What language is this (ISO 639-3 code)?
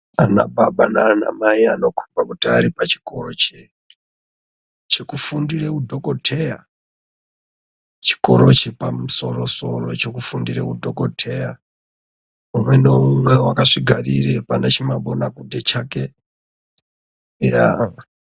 ndc